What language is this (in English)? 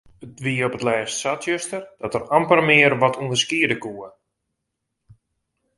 Western Frisian